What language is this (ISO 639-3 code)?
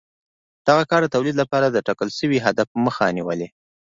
pus